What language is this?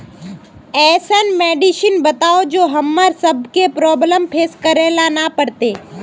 Magahi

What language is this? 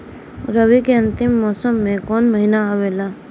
Bhojpuri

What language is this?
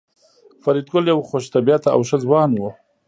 Pashto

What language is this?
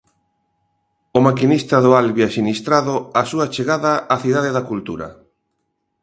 Galician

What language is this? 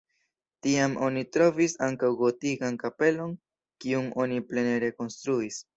Esperanto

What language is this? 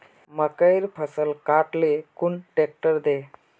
Magahi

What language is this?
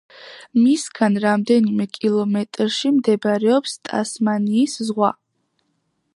Georgian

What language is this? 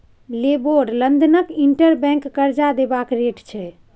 Maithili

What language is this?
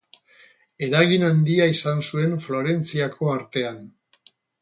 Basque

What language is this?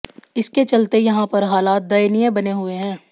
Hindi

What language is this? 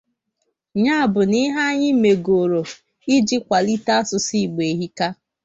Igbo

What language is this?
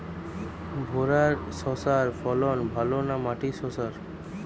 Bangla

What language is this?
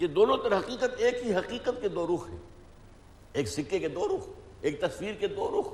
Urdu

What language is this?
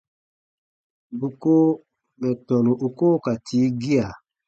Baatonum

